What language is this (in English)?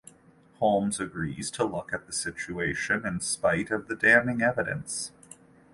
English